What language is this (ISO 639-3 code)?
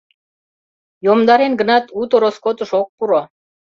chm